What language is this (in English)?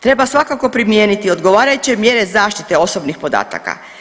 Croatian